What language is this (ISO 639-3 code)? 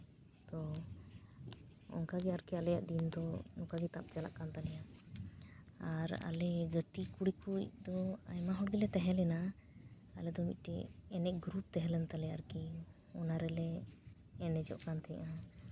sat